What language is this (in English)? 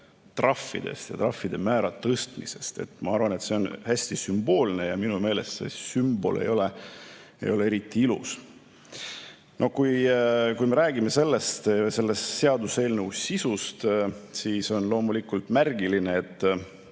Estonian